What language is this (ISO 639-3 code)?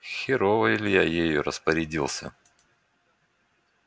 rus